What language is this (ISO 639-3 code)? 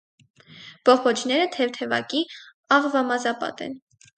hye